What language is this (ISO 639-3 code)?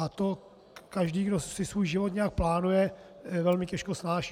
ces